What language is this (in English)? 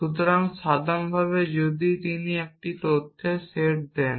Bangla